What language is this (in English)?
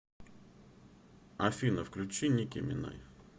Russian